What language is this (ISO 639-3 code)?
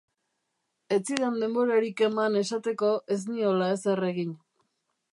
eus